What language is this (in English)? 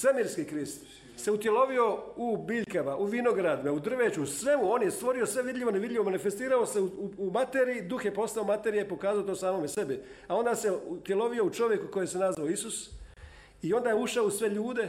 Croatian